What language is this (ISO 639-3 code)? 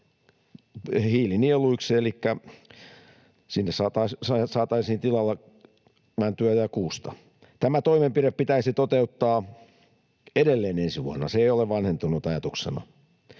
fin